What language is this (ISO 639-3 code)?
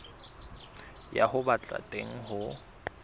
sot